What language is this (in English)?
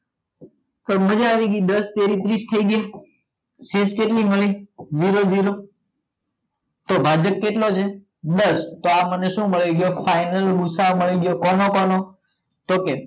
Gujarati